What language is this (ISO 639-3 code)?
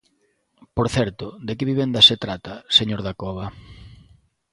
glg